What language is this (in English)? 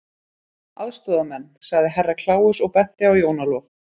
Icelandic